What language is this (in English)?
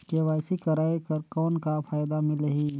Chhattisgarhi